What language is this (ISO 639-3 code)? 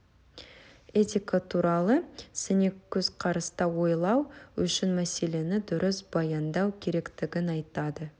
kaz